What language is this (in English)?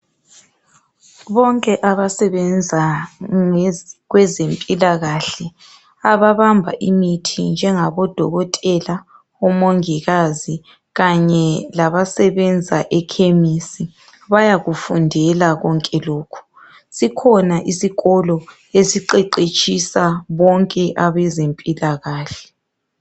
North Ndebele